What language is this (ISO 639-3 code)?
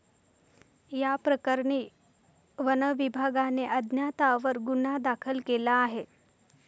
mar